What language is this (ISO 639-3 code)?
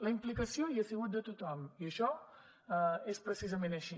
cat